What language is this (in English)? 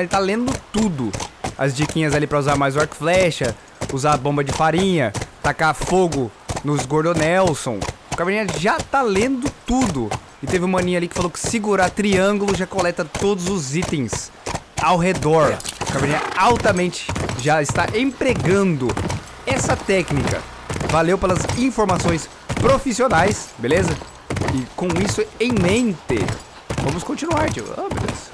Portuguese